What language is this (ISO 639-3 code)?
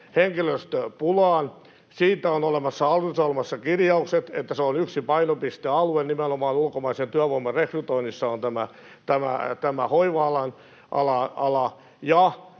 fin